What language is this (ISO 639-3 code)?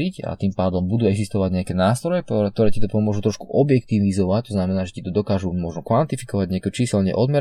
slk